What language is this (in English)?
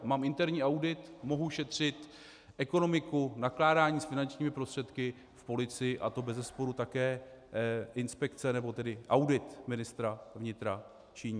Czech